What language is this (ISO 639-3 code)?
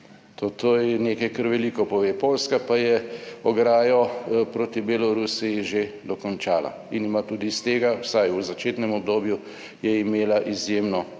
slv